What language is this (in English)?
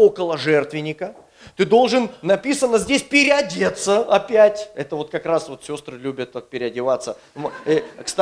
Russian